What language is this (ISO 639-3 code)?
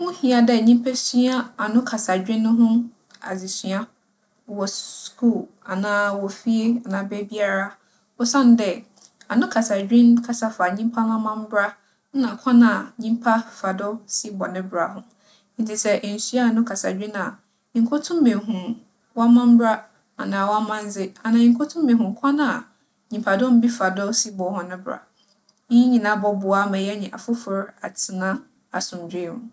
aka